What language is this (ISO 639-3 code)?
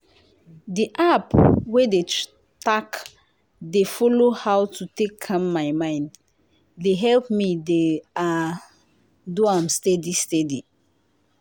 pcm